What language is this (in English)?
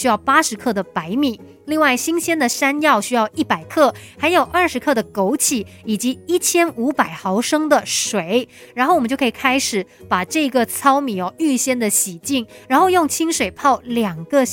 Chinese